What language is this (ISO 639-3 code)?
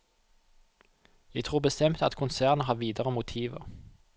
nor